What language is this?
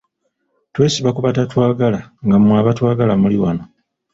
Ganda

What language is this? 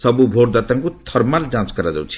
Odia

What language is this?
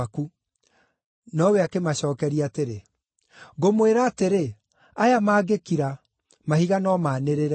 Kikuyu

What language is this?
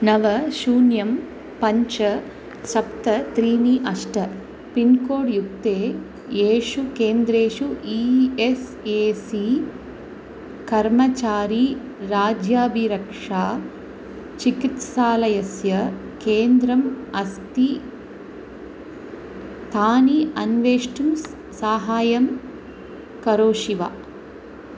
Sanskrit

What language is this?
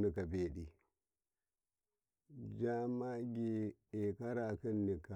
Karekare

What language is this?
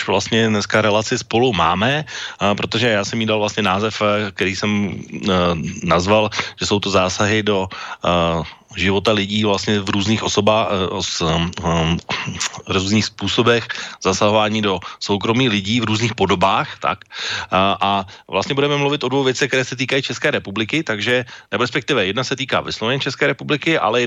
Czech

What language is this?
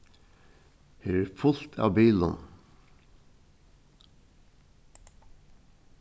Faroese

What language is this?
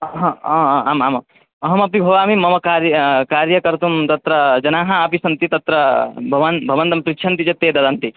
Sanskrit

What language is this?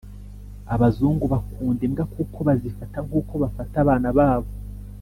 Kinyarwanda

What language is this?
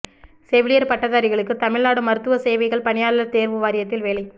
Tamil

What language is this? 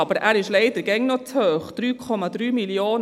Swiss German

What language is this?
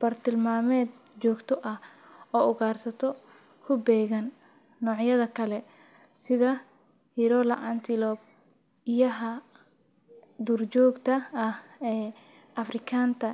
Somali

